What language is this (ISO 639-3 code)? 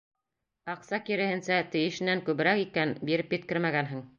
bak